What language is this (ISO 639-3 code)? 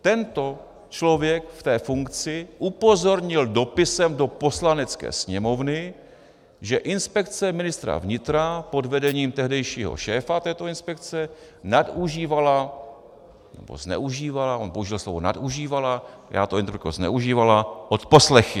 ces